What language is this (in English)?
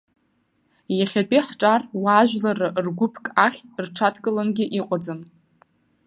Abkhazian